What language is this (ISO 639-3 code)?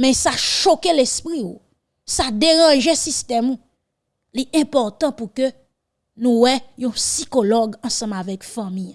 fra